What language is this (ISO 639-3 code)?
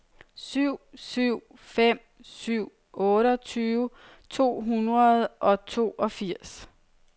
dan